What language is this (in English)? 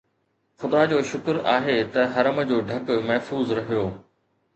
Sindhi